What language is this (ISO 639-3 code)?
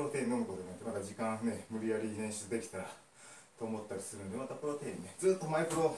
jpn